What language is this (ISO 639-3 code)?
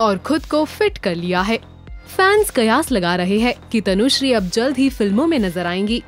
hin